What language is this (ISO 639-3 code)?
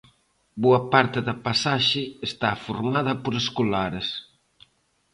glg